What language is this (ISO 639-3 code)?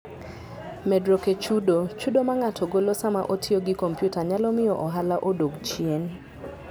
luo